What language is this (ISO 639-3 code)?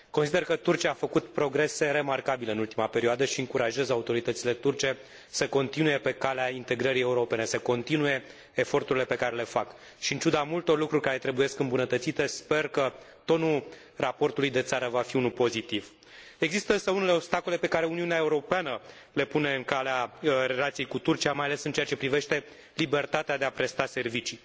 ron